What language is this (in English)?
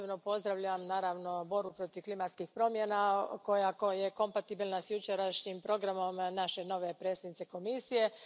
Croatian